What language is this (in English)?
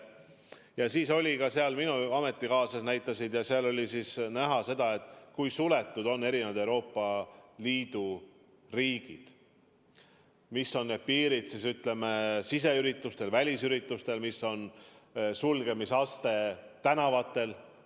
Estonian